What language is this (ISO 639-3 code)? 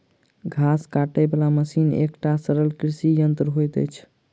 mai